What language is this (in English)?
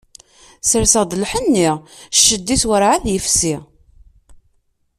Kabyle